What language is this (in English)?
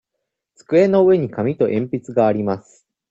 Japanese